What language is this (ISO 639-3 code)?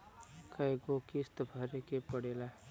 bho